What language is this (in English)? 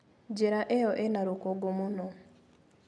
Kikuyu